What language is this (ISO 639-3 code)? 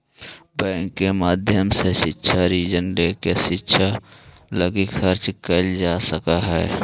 mag